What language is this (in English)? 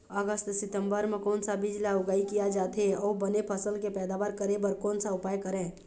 Chhattisgarhi